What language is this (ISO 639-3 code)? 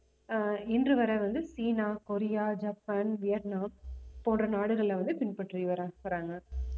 tam